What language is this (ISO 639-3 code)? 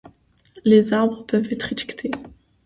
fra